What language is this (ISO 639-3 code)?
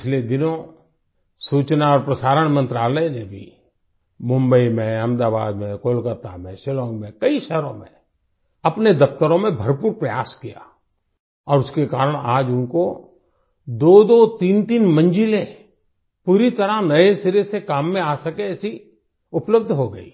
hin